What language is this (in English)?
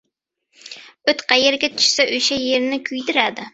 Uzbek